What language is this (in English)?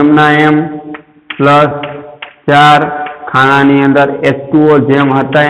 Hindi